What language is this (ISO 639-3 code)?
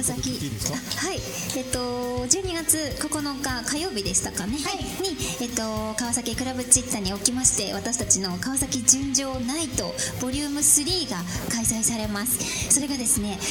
jpn